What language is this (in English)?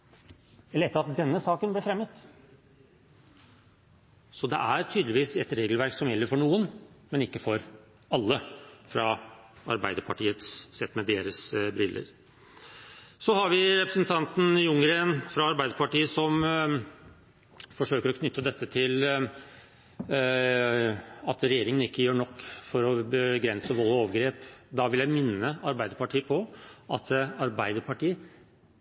Norwegian Bokmål